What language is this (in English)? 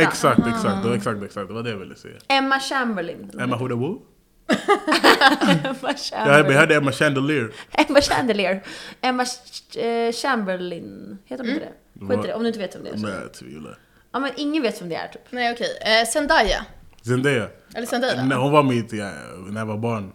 Swedish